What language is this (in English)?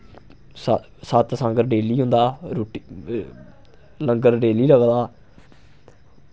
Dogri